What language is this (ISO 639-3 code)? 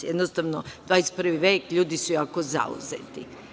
srp